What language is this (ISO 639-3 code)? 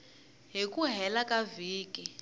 tso